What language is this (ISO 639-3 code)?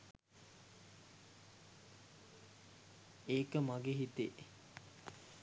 sin